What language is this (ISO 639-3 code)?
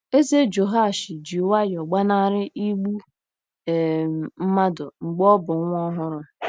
ibo